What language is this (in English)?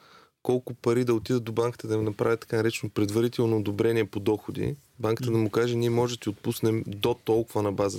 Bulgarian